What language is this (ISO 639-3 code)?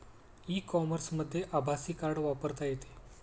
mar